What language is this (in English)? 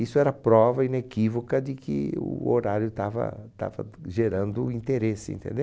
Portuguese